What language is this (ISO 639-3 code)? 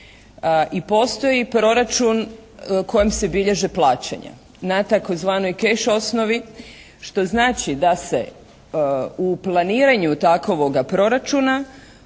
hrv